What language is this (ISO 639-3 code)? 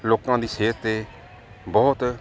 pan